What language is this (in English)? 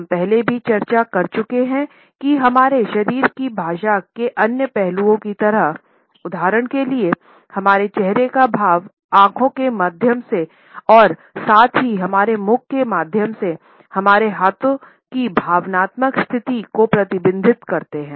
Hindi